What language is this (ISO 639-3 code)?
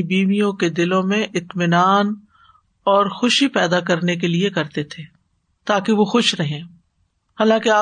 urd